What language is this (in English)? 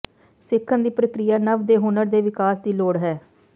Punjabi